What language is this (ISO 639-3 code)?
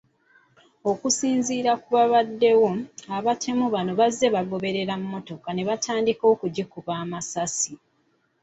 lug